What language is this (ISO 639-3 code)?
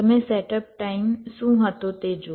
guj